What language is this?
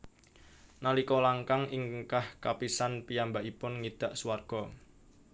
Javanese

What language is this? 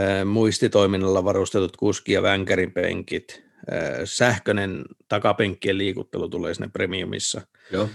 Finnish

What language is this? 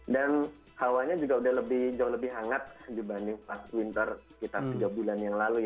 Indonesian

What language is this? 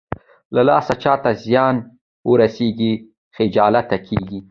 Pashto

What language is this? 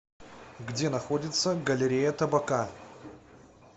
Russian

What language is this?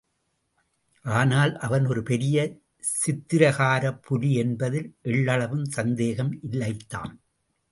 Tamil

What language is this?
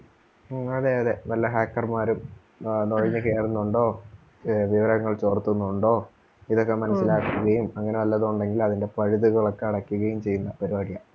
Malayalam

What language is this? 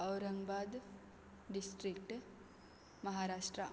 Konkani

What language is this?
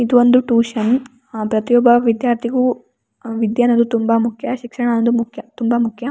Kannada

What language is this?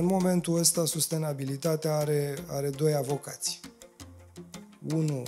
Romanian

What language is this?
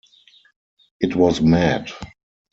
English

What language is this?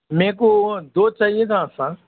Urdu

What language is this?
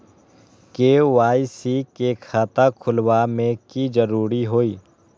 Magahi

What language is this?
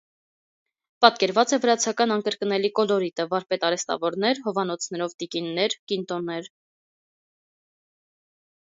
Armenian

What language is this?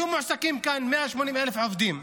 Hebrew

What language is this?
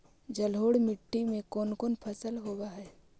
Magahi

